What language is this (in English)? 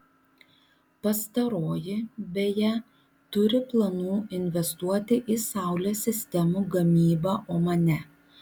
Lithuanian